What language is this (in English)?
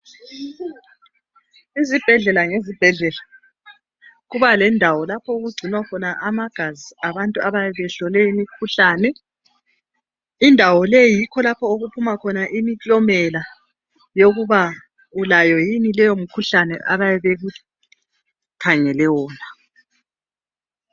North Ndebele